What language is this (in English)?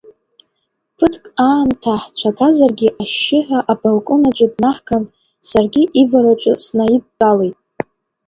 Abkhazian